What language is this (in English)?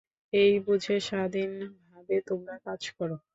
Bangla